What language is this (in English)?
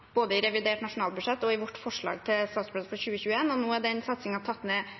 Norwegian Bokmål